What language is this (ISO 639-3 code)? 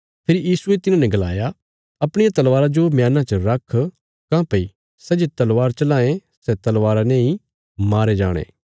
kfs